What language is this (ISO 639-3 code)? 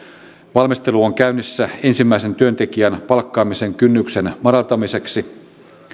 fin